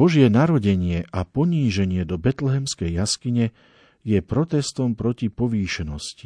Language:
Slovak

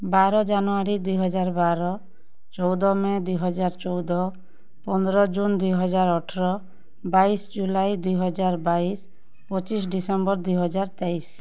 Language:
Odia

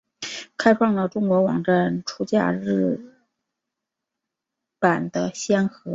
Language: Chinese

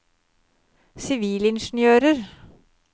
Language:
Norwegian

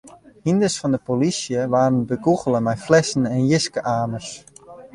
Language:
Western Frisian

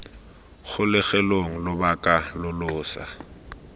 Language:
Tswana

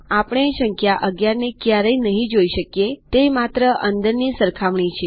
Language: Gujarati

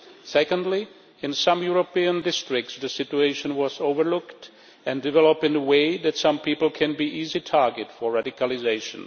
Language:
English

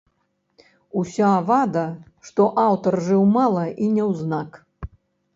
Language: Belarusian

